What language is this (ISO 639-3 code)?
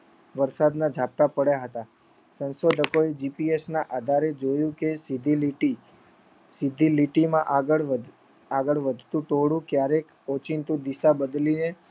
guj